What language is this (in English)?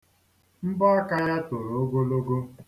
Igbo